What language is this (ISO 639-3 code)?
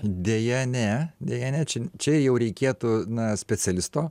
lit